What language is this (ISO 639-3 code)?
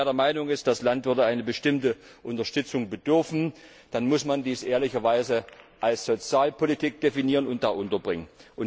deu